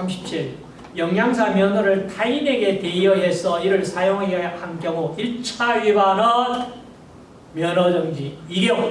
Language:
Korean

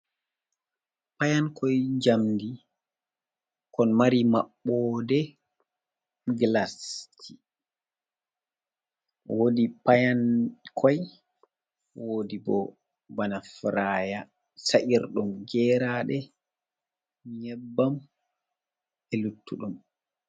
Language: Fula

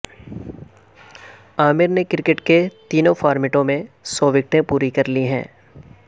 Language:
Urdu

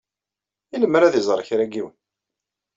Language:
Kabyle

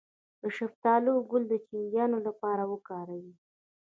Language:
Pashto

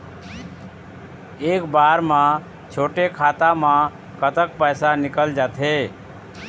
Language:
Chhattisgarhi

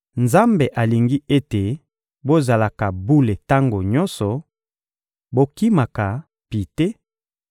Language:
Lingala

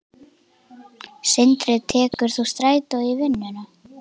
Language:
Icelandic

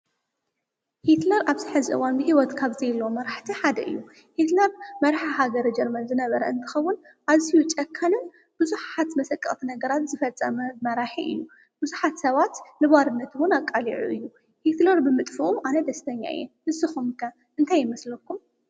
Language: Tigrinya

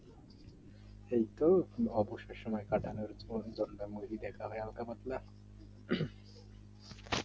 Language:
Bangla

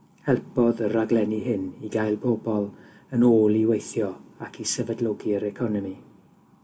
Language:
Welsh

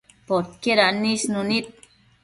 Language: Matsés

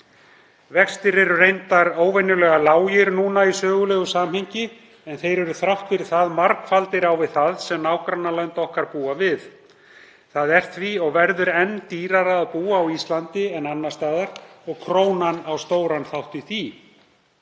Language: Icelandic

